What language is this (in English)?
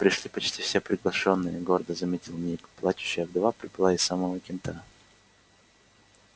Russian